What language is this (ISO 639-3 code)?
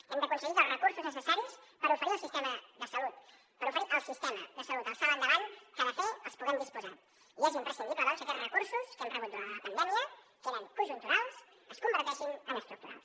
cat